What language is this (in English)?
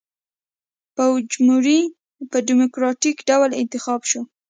Pashto